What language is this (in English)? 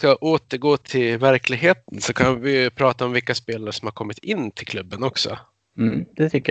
Swedish